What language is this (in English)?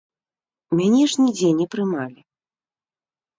Belarusian